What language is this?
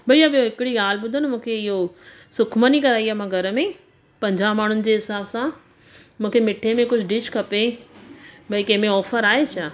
Sindhi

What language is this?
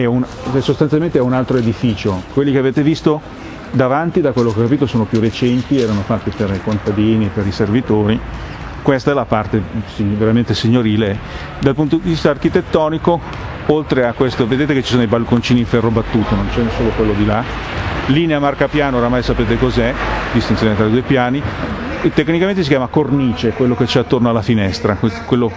Italian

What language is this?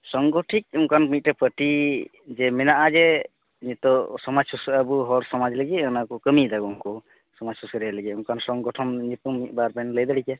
Santali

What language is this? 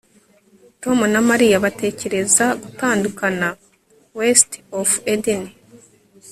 Kinyarwanda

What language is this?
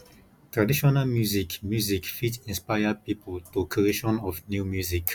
Nigerian Pidgin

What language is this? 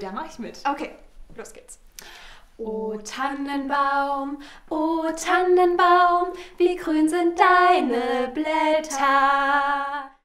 German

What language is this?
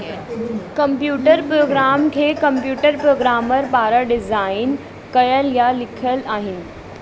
Sindhi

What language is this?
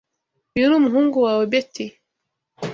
Kinyarwanda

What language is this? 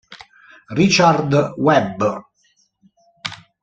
Italian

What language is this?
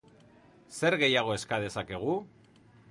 Basque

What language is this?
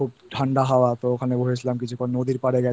Bangla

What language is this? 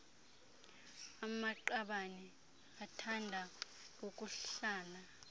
Xhosa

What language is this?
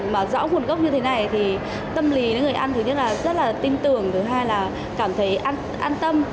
Vietnamese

